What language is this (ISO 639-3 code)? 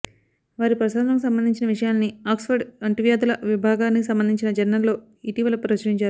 tel